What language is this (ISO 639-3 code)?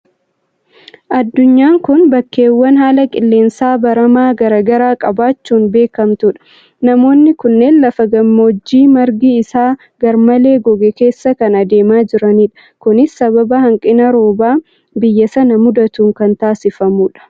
orm